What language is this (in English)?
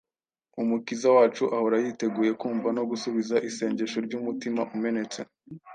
Kinyarwanda